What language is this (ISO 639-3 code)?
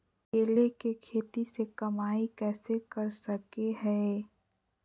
mag